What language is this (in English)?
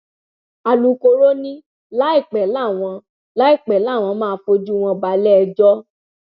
Yoruba